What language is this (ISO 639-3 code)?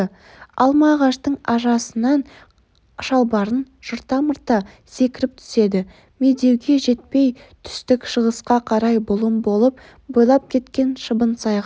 kaz